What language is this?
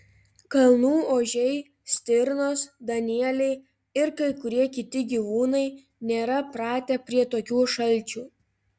Lithuanian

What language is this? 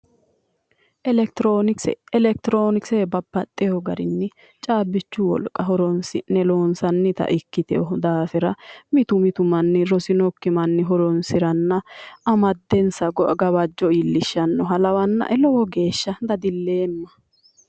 Sidamo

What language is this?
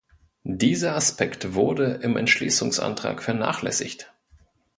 German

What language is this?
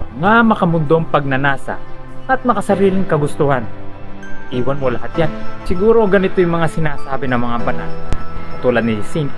Filipino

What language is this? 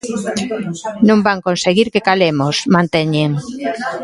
Galician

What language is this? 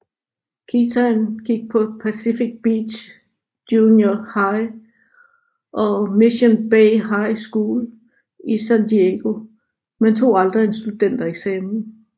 Danish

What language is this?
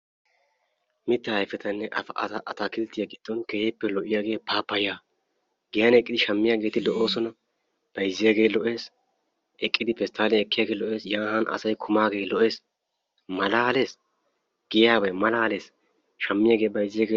Wolaytta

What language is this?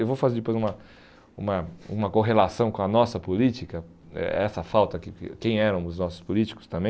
Portuguese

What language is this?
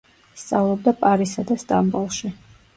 Georgian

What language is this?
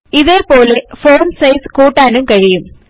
Malayalam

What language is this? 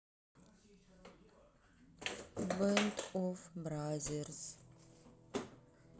Russian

